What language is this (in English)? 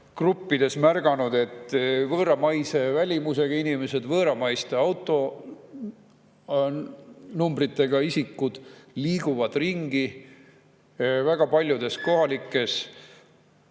Estonian